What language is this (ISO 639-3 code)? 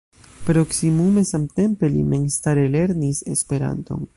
epo